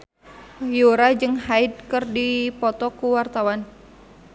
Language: Sundanese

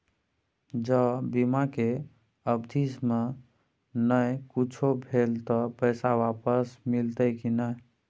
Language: Maithili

